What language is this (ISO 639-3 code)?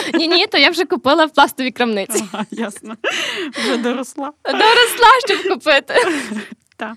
ukr